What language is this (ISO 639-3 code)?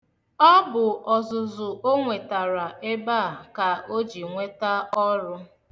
ibo